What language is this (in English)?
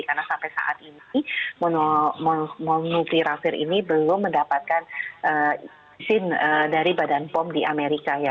Indonesian